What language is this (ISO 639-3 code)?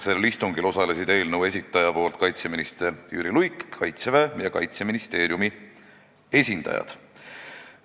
est